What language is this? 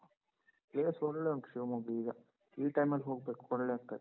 Kannada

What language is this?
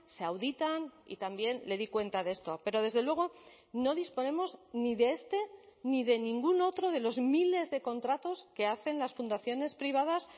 Spanish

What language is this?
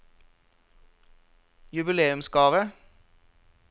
Norwegian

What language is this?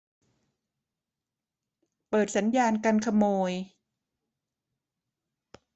Thai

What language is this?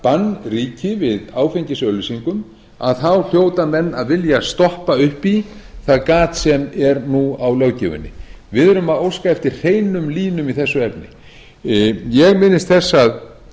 Icelandic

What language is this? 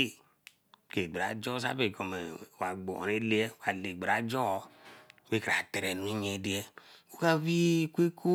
Eleme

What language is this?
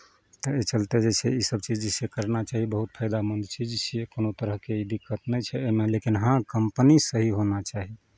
Maithili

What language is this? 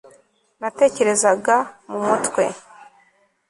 Kinyarwanda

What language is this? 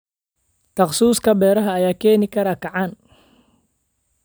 Somali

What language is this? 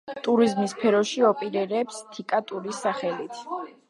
Georgian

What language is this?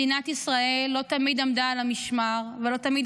Hebrew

